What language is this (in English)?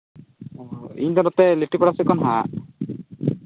Santali